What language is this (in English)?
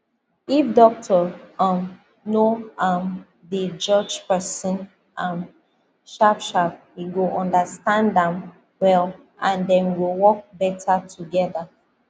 Nigerian Pidgin